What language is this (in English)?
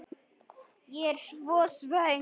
Icelandic